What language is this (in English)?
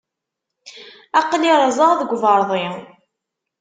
Kabyle